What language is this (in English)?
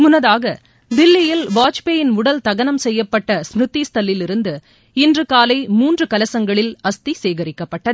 Tamil